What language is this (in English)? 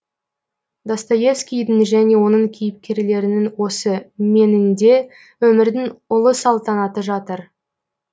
Kazakh